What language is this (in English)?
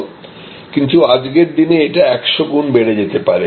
Bangla